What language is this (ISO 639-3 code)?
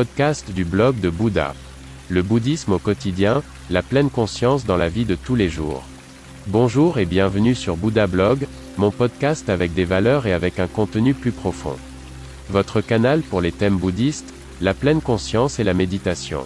fra